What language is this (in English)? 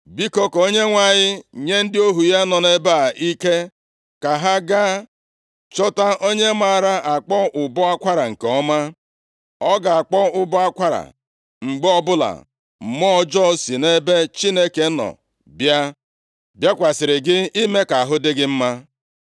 Igbo